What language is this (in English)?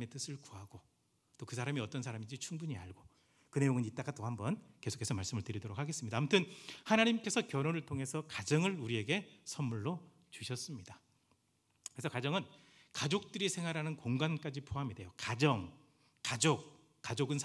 Korean